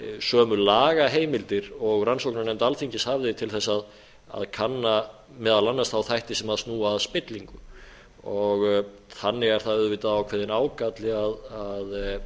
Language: Icelandic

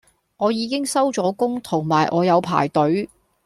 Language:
Cantonese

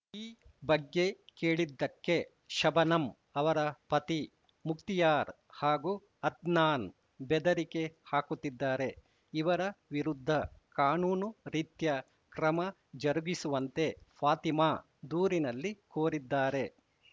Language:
Kannada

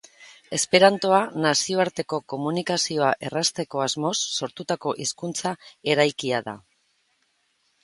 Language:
Basque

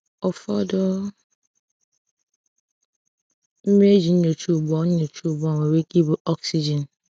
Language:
Igbo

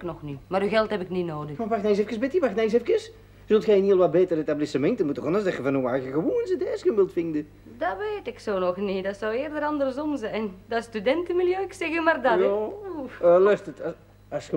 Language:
Dutch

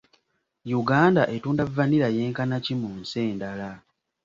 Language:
Ganda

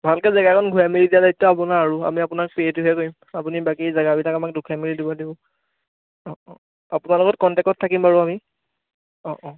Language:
Assamese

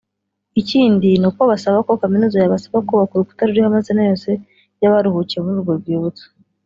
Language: Kinyarwanda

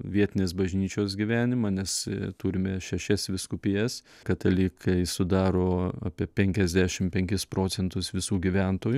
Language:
Lithuanian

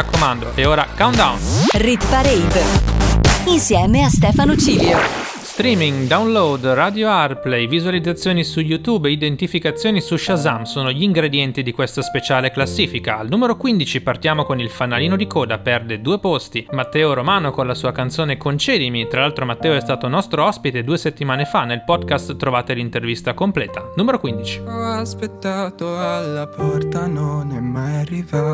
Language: Italian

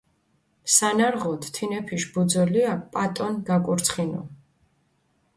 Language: Mingrelian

